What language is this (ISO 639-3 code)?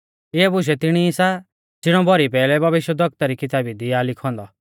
bfz